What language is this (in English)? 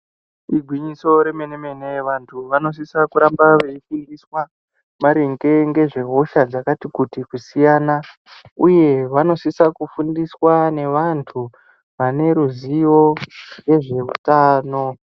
Ndau